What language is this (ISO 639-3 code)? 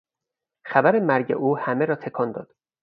fas